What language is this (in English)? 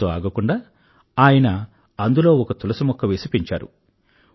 Telugu